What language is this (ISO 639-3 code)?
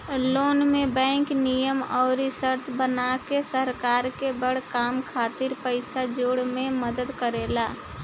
bho